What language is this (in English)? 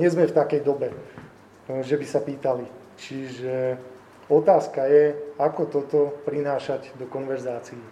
Slovak